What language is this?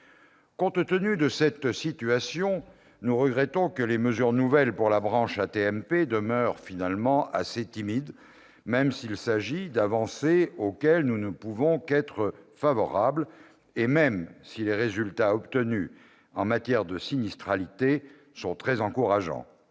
French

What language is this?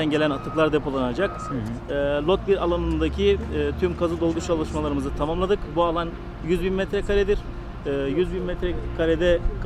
Turkish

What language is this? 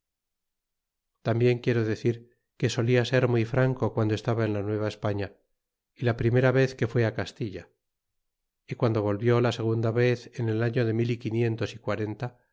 Spanish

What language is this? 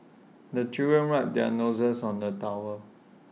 English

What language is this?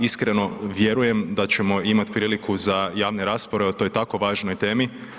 Croatian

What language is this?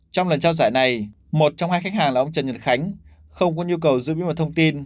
Vietnamese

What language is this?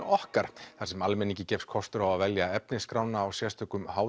Icelandic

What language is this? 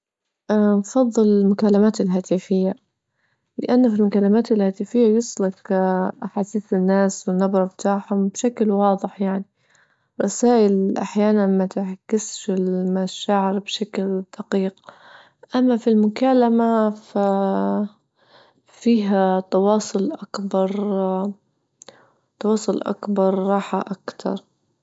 Libyan Arabic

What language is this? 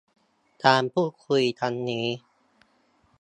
Thai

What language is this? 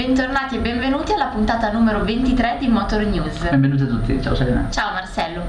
Italian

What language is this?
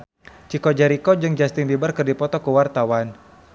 Sundanese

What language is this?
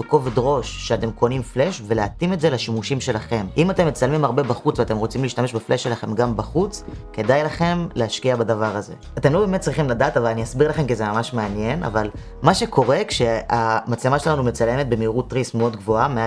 Hebrew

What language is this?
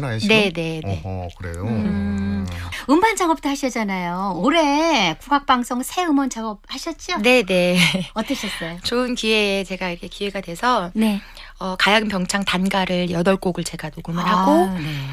Korean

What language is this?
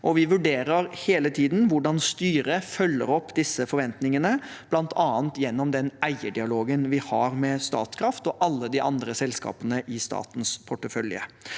Norwegian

